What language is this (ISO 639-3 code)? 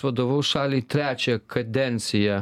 lit